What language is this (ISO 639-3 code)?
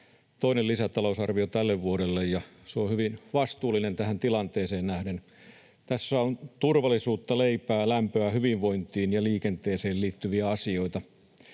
fin